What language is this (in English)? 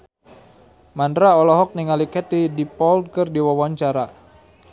Sundanese